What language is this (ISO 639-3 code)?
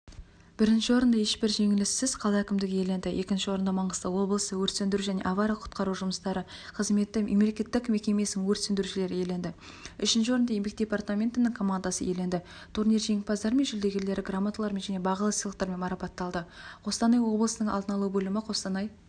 kaz